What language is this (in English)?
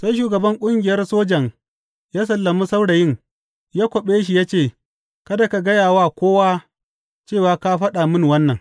Hausa